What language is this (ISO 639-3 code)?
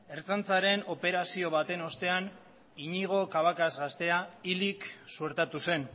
eus